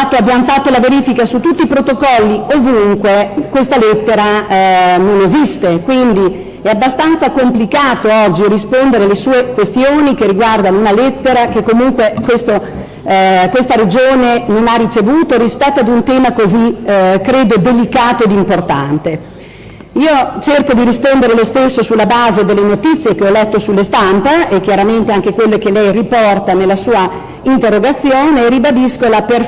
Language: Italian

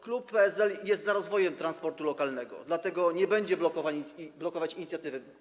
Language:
Polish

